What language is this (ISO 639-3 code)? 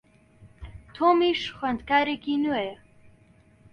ckb